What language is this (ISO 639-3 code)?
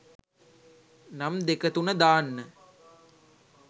sin